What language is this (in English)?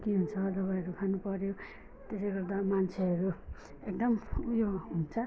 Nepali